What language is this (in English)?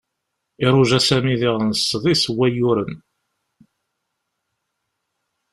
Kabyle